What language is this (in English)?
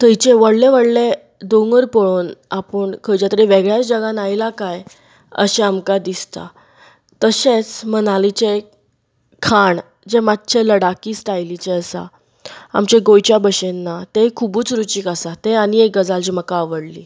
Konkani